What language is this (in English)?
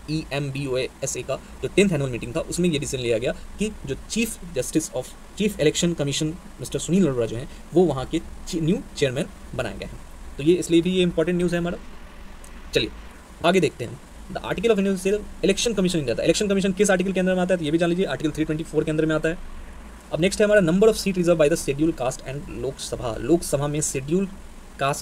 Hindi